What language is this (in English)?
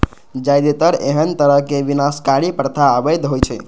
Maithili